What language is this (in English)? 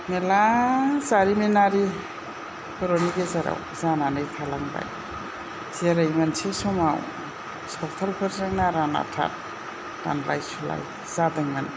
Bodo